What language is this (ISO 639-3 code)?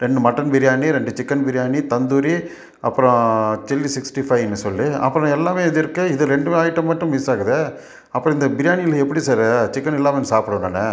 tam